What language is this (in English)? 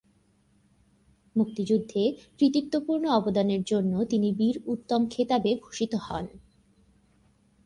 Bangla